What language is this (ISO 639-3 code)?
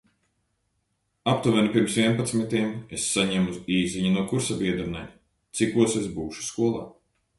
lav